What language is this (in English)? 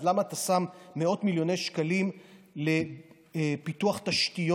Hebrew